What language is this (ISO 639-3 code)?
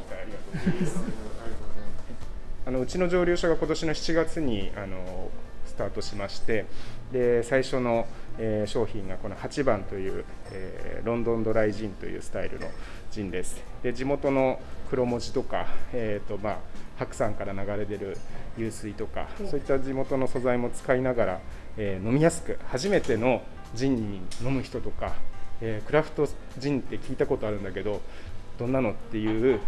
jpn